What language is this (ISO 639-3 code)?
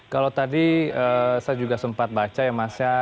ind